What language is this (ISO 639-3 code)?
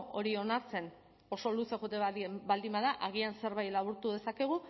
eus